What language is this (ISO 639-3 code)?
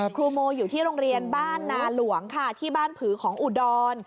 tha